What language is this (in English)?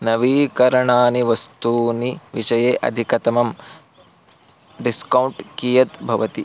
Sanskrit